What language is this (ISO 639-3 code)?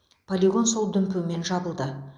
kaz